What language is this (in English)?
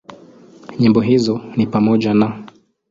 Swahili